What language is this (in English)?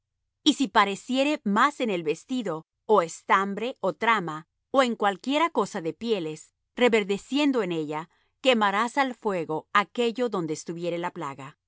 Spanish